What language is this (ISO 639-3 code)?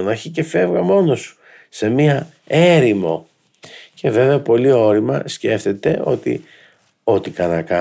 ell